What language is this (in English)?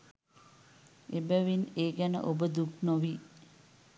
Sinhala